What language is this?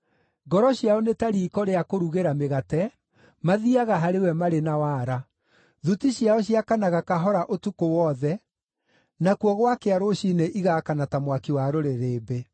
Kikuyu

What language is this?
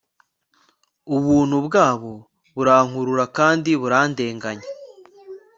Kinyarwanda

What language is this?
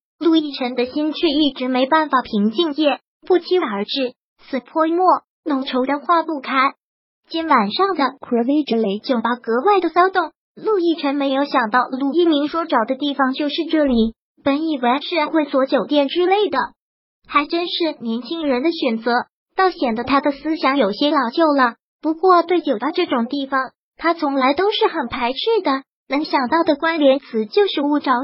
Chinese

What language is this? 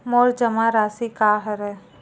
Chhattisgarhi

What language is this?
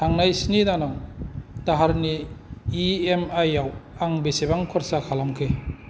Bodo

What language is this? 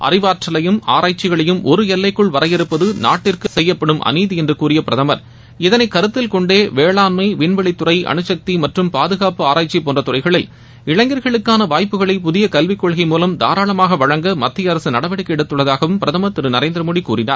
Tamil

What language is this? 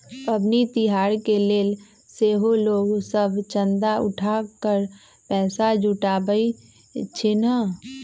Magahi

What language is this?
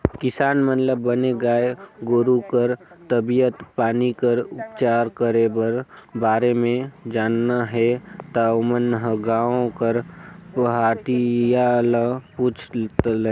Chhattisgarhi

